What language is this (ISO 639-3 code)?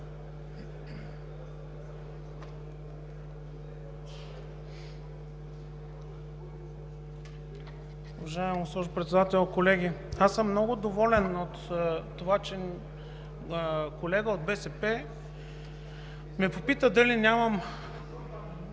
bul